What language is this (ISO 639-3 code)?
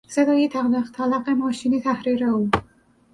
fas